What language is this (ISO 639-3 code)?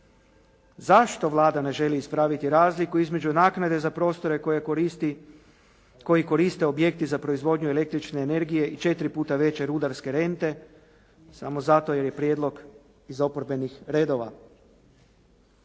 hrv